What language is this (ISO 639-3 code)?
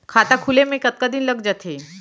hne